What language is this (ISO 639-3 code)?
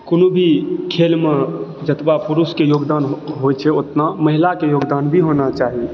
mai